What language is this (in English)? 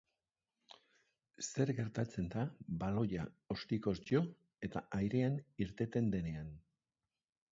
Basque